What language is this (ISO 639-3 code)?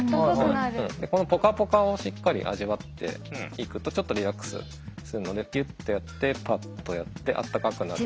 jpn